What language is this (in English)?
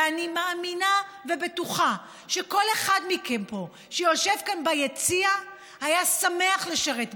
Hebrew